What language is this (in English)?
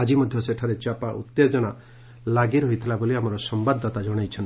Odia